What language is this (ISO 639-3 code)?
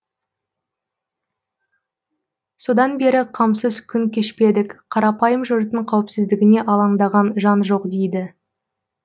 kaz